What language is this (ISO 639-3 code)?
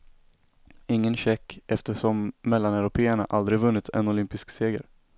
swe